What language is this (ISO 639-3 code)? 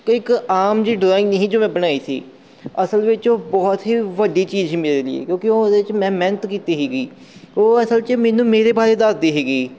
pan